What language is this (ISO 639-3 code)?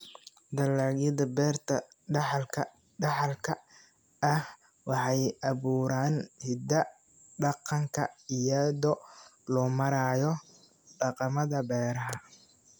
som